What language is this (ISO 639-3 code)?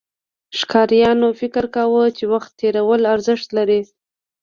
pus